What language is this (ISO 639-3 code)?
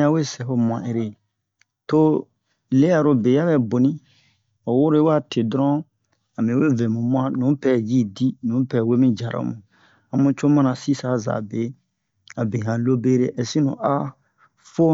bmq